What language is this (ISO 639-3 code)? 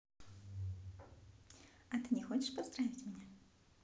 rus